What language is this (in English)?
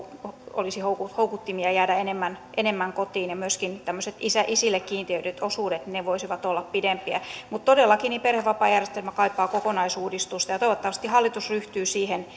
Finnish